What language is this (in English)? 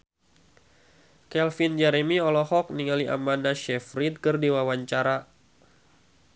Sundanese